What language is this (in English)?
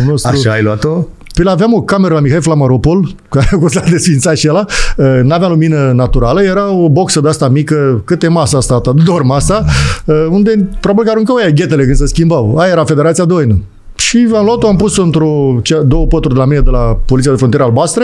Romanian